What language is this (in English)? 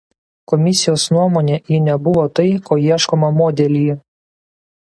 Lithuanian